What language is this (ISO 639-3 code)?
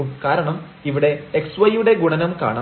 mal